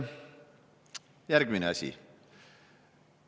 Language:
Estonian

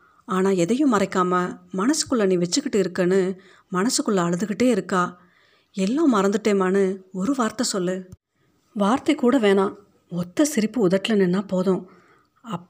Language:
Tamil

